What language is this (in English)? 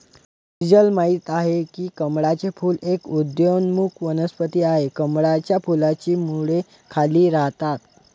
Marathi